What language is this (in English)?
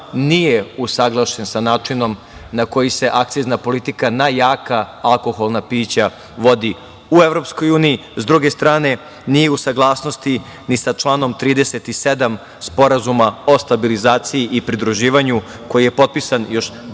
Serbian